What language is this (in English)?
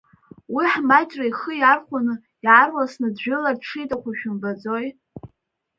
Abkhazian